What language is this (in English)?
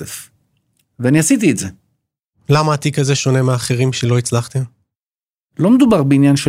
Hebrew